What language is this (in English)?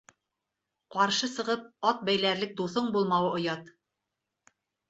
Bashkir